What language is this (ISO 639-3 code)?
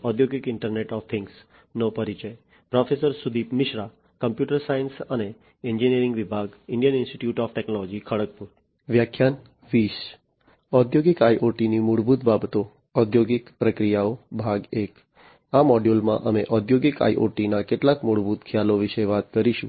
guj